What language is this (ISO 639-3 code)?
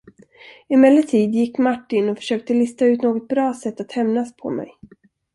swe